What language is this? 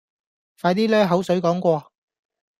Cantonese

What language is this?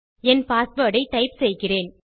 Tamil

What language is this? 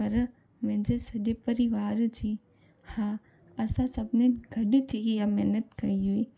Sindhi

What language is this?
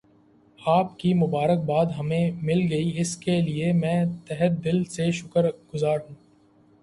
Urdu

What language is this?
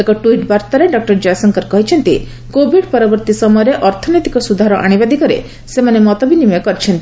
Odia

